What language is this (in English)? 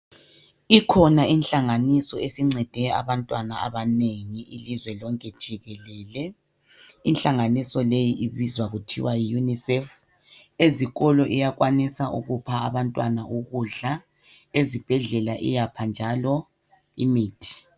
North Ndebele